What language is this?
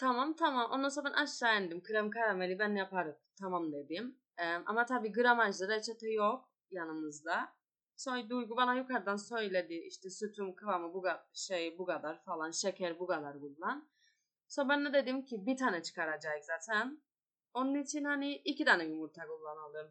Turkish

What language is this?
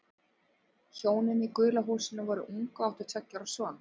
Icelandic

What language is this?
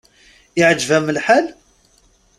Kabyle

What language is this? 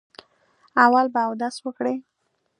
Pashto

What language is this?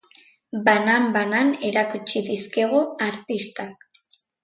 Basque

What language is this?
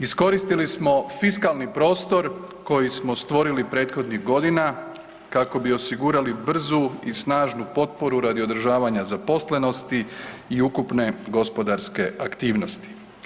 Croatian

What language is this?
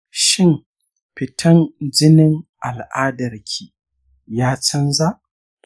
Hausa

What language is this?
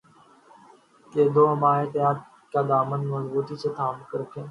Urdu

